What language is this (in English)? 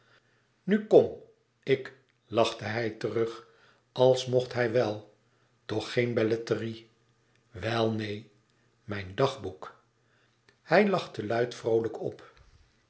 Dutch